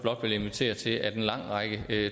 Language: Danish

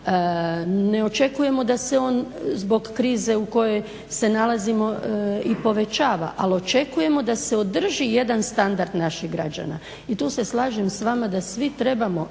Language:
Croatian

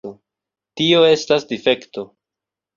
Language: Esperanto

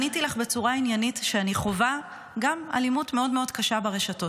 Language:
Hebrew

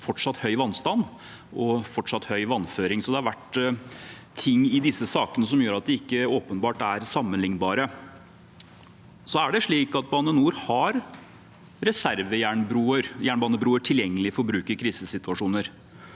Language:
Norwegian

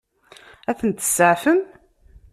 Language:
Kabyle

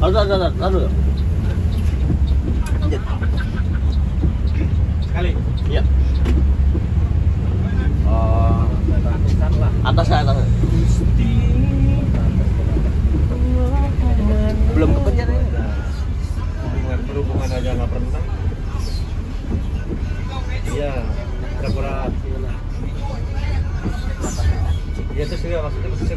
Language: Indonesian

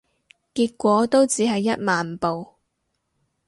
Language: Cantonese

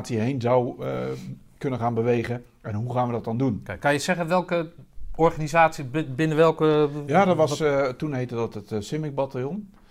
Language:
Dutch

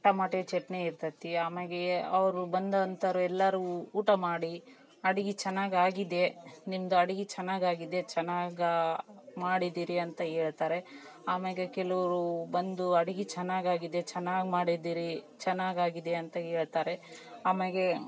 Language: Kannada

